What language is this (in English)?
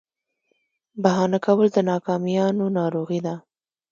Pashto